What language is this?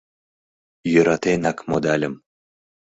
Mari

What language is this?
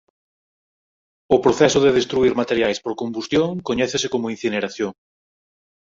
Galician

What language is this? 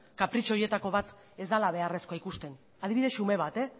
Basque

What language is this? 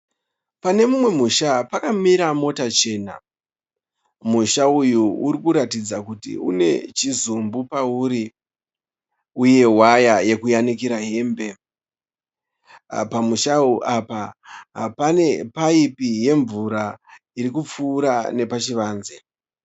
Shona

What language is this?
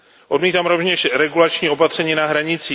Czech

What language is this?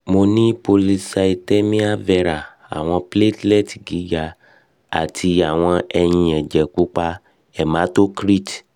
Yoruba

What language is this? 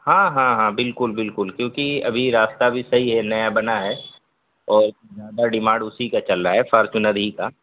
Urdu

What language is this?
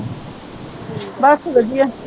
Punjabi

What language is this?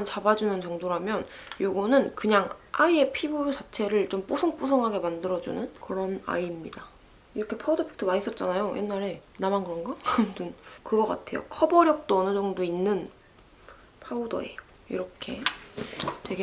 Korean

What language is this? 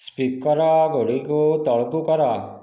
Odia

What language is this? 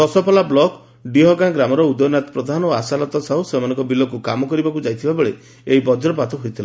Odia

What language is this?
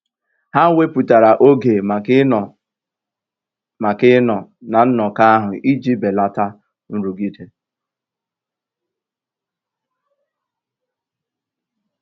Igbo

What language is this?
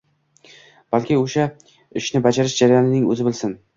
Uzbek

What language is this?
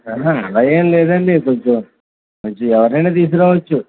Telugu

